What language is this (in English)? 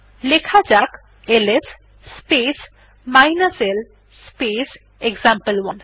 Bangla